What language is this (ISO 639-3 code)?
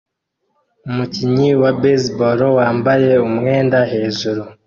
kin